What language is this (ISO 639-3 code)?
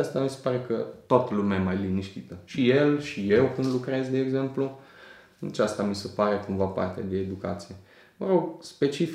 ron